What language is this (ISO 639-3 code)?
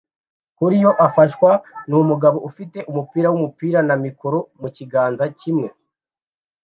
kin